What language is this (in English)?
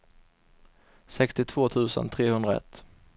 Swedish